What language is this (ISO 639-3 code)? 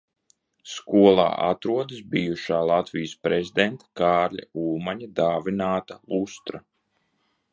lav